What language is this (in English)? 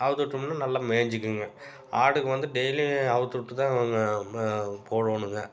Tamil